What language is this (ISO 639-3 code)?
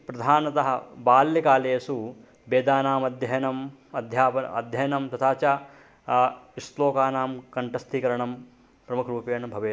san